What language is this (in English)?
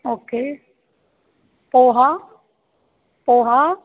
Sindhi